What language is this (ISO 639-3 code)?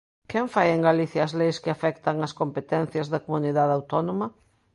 glg